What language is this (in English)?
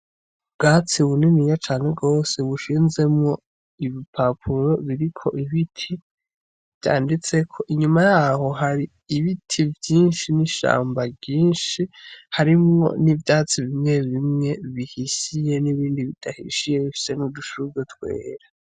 Rundi